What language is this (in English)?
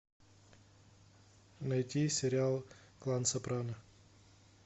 Russian